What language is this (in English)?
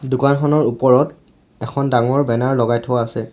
Assamese